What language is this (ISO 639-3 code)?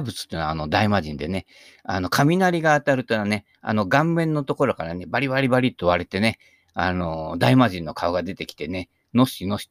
jpn